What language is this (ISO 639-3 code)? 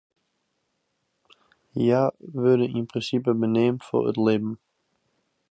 fry